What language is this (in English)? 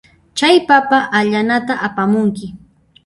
Puno Quechua